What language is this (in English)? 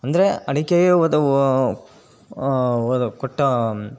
Kannada